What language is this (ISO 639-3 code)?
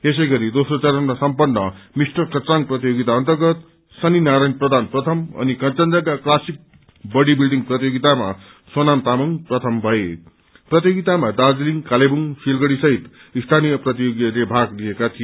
nep